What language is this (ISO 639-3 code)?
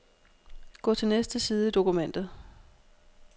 dan